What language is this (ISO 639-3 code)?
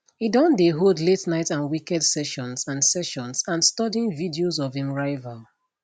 pcm